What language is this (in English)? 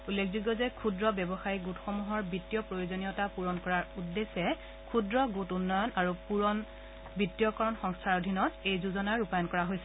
Assamese